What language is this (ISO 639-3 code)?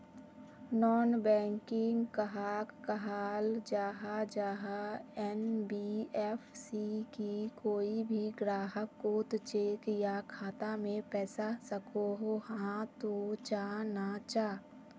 mag